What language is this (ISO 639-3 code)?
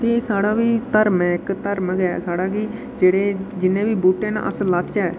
doi